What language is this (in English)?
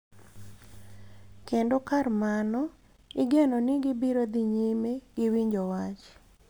Luo (Kenya and Tanzania)